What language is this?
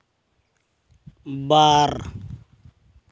Santali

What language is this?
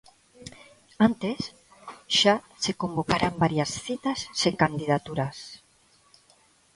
Galician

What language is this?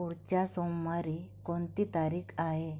Marathi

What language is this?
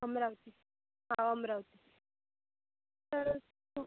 Marathi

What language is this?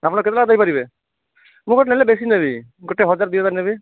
Odia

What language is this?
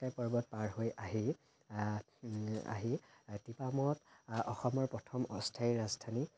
Assamese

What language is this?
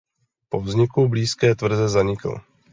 Czech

